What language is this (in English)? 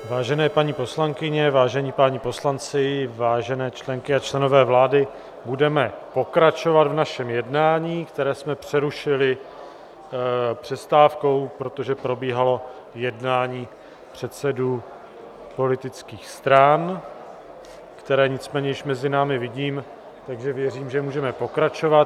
Czech